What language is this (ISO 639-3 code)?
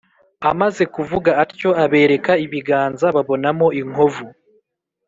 kin